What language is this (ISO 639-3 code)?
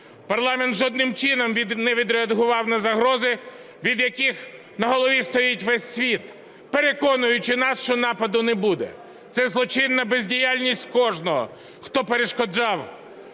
ukr